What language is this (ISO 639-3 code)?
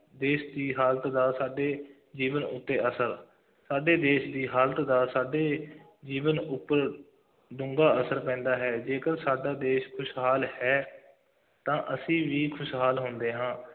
pan